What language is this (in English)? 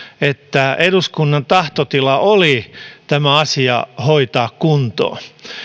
Finnish